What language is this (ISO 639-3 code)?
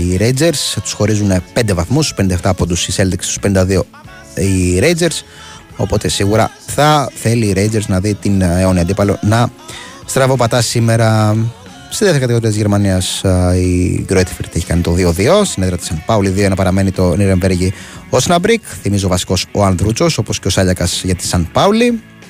ell